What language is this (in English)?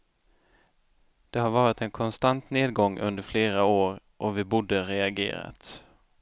Swedish